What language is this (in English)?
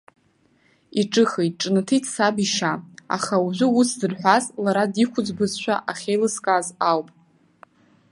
Abkhazian